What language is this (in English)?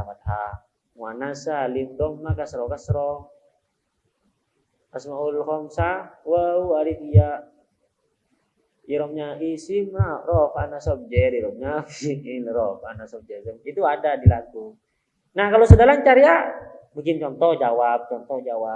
Indonesian